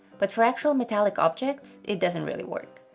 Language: English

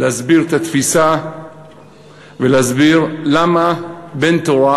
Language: Hebrew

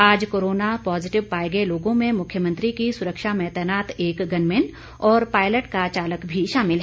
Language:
Hindi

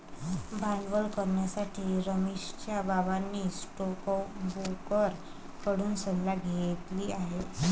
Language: Marathi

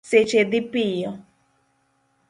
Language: Luo (Kenya and Tanzania)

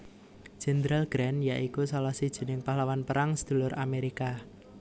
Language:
Javanese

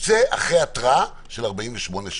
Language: Hebrew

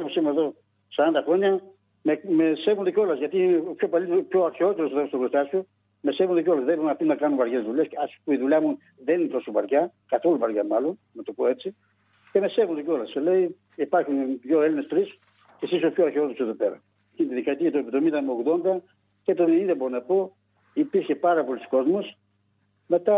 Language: Greek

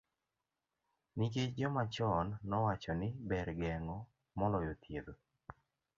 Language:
Luo (Kenya and Tanzania)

